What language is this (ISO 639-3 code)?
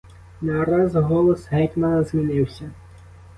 ukr